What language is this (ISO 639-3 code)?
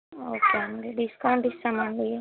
tel